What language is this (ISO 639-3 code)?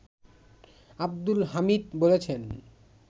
ben